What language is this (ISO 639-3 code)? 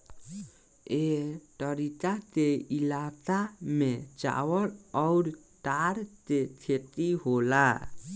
bho